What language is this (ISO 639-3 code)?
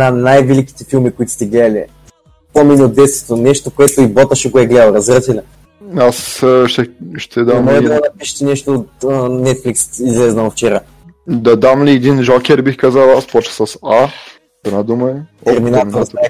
bul